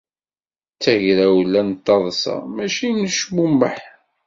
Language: Kabyle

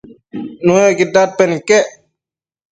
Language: Matsés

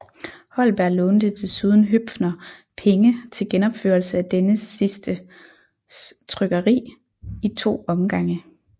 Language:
Danish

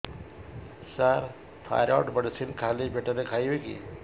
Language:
Odia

